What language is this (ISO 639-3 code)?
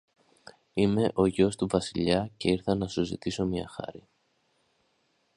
ell